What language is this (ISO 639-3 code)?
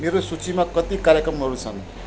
nep